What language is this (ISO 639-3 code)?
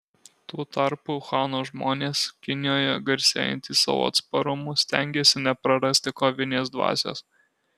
lit